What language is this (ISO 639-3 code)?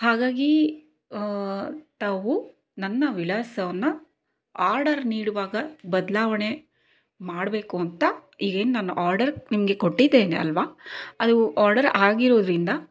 kan